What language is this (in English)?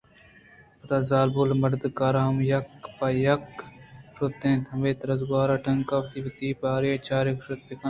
Eastern Balochi